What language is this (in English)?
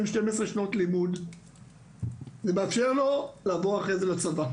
Hebrew